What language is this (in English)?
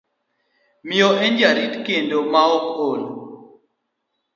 Luo (Kenya and Tanzania)